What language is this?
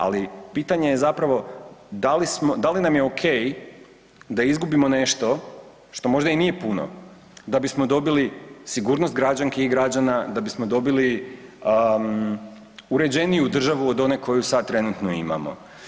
Croatian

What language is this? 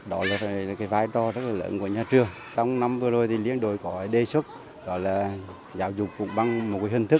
Vietnamese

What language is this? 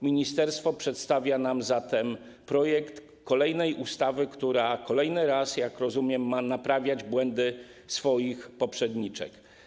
Polish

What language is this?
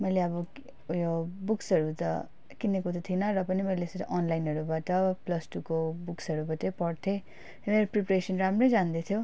Nepali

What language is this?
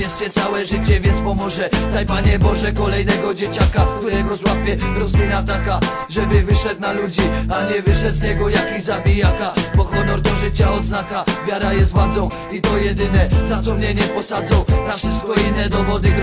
Polish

